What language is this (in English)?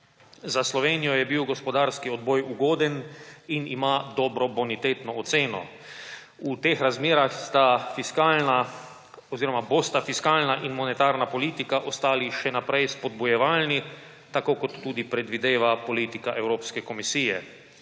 Slovenian